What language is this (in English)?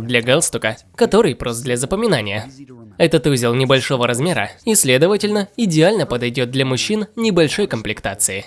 Russian